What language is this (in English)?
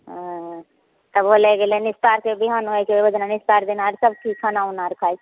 Maithili